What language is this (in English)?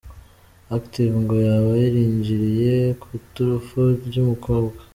Kinyarwanda